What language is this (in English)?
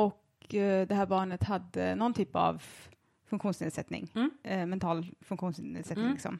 Swedish